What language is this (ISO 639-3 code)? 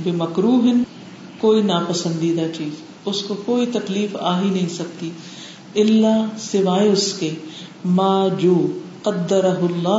urd